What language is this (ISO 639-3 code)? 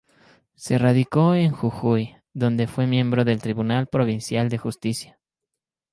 spa